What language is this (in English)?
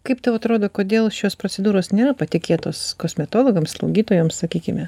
Lithuanian